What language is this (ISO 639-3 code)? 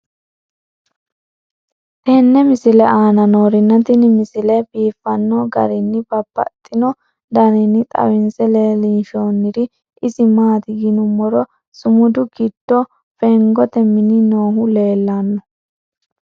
sid